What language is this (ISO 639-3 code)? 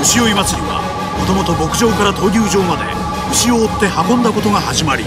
jpn